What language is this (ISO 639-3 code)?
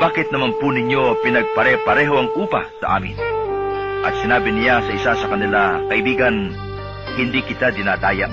fil